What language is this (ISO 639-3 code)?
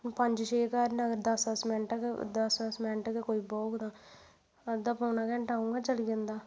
doi